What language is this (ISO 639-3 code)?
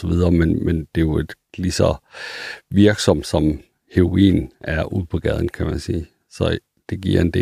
dan